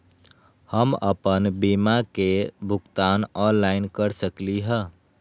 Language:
Magahi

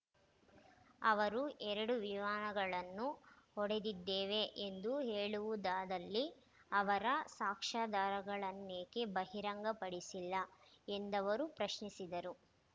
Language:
Kannada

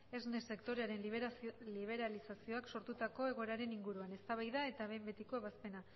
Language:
Basque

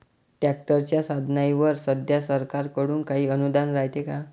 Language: Marathi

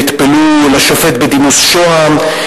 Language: Hebrew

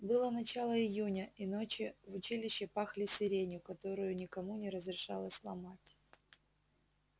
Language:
Russian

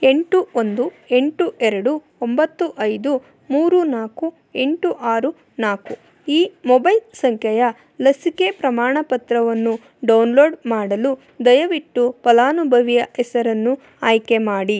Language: Kannada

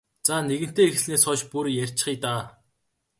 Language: Mongolian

